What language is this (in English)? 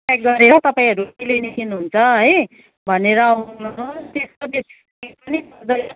Nepali